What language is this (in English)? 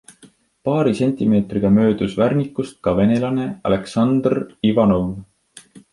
Estonian